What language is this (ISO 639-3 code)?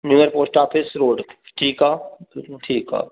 snd